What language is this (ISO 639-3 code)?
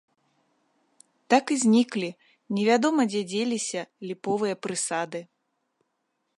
bel